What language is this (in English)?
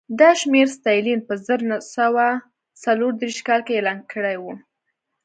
Pashto